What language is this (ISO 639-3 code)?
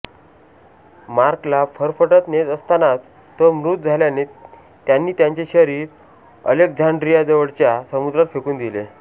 mar